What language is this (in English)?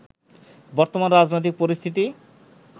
Bangla